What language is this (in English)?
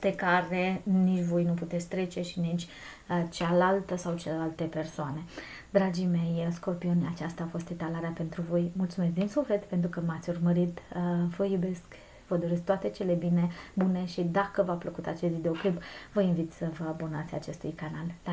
Romanian